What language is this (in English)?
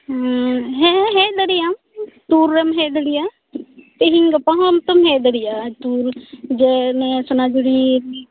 Santali